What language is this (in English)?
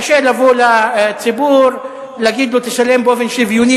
Hebrew